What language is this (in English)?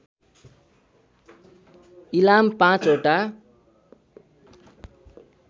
Nepali